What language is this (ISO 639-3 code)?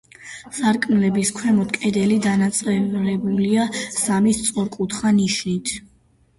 kat